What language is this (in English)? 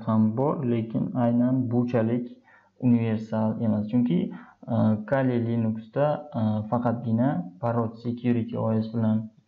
Turkish